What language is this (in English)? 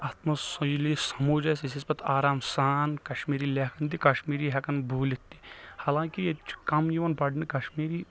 Kashmiri